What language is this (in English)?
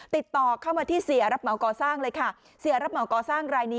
Thai